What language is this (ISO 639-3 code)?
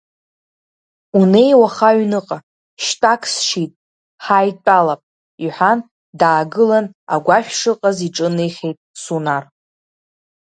abk